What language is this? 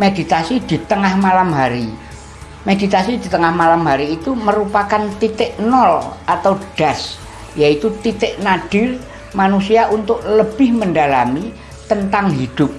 Indonesian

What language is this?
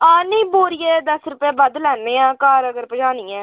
Dogri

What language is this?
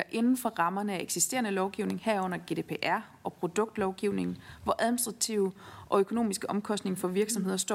Danish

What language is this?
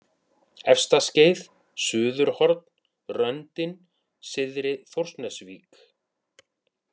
Icelandic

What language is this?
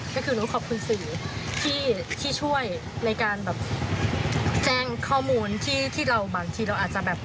Thai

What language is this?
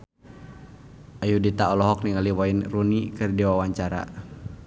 Sundanese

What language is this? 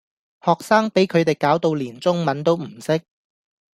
Cantonese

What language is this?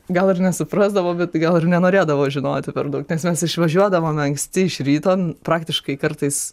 Lithuanian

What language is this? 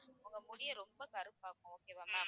Tamil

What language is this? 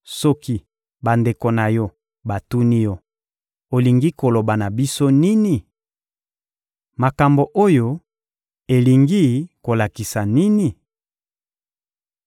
Lingala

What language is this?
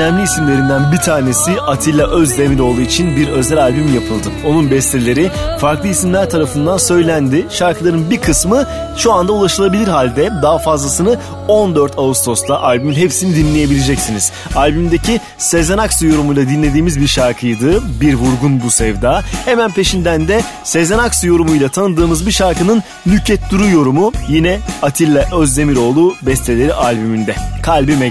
Turkish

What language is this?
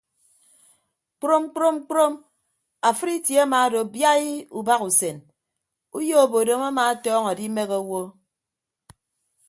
Ibibio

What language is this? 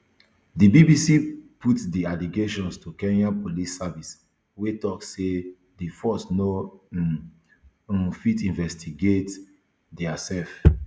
Nigerian Pidgin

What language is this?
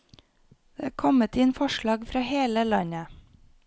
Norwegian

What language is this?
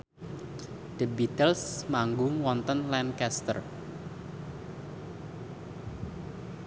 Javanese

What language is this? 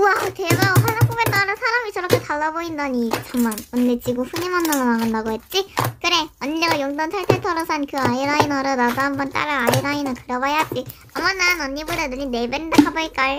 Korean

